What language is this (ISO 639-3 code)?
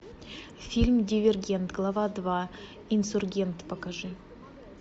rus